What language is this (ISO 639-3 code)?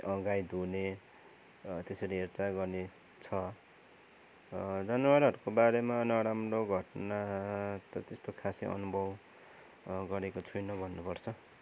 nep